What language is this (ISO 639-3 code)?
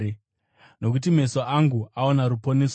sna